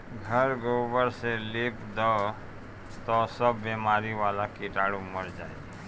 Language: Bhojpuri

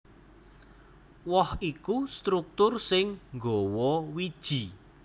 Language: Javanese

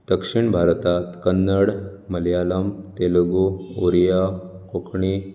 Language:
Konkani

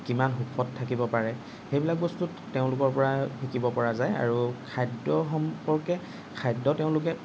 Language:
Assamese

